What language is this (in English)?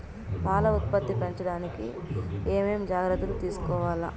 Telugu